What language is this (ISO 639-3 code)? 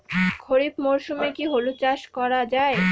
ben